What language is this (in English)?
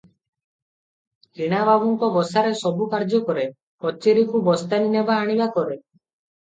Odia